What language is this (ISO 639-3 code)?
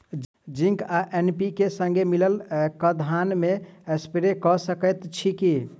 mai